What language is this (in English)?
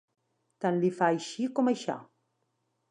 Catalan